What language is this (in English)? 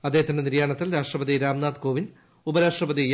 Malayalam